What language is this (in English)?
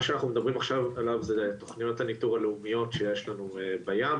Hebrew